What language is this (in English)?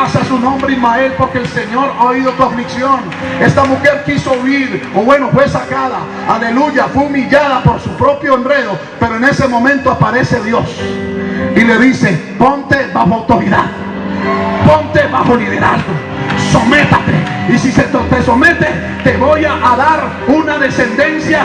Spanish